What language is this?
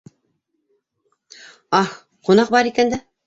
Bashkir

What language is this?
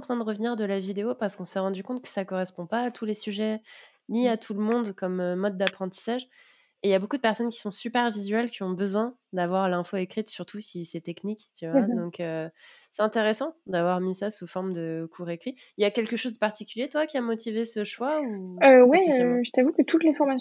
French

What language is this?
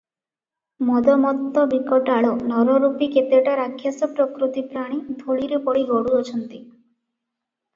Odia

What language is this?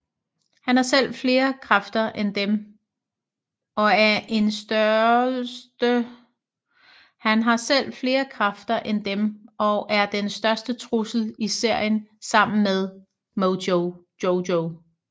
Danish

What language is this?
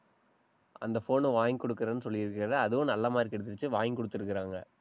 Tamil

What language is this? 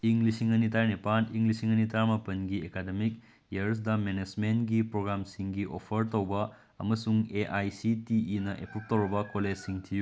Manipuri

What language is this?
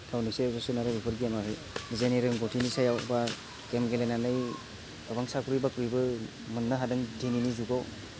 Bodo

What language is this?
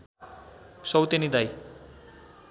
Nepali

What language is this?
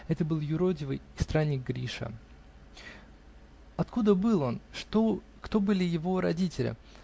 Russian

